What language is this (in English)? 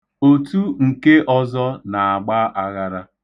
Igbo